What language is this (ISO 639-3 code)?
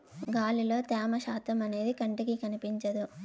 tel